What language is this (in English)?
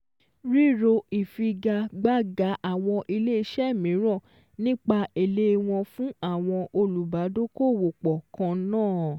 Yoruba